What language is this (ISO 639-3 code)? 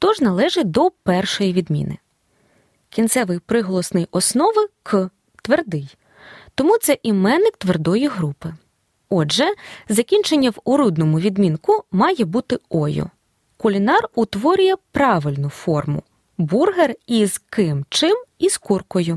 ukr